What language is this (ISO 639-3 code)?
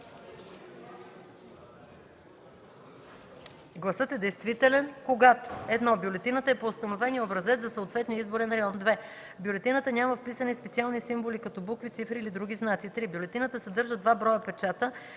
bul